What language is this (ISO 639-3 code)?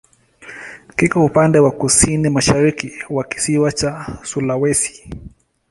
swa